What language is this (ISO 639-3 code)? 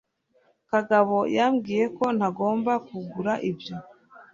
kin